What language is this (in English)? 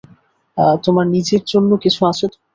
Bangla